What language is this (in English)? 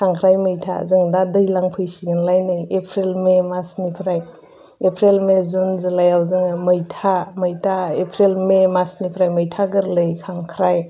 Bodo